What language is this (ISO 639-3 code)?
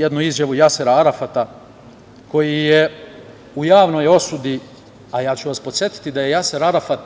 srp